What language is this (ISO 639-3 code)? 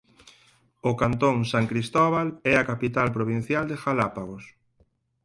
glg